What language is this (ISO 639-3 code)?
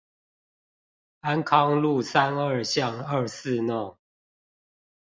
zho